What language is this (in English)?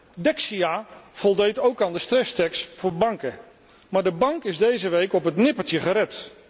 Dutch